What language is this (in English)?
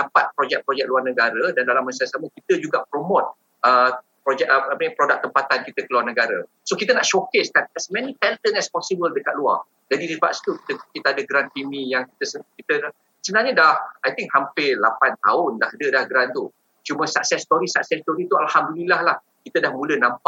Malay